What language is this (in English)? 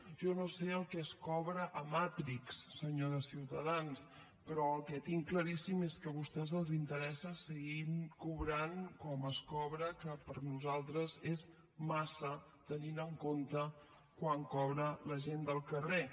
Catalan